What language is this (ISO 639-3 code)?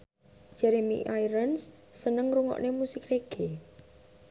jav